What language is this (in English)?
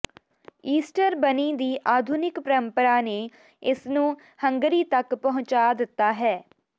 Punjabi